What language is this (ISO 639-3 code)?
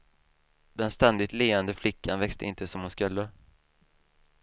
swe